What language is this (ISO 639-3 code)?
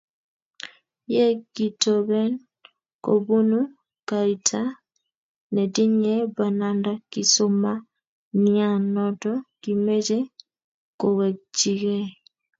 kln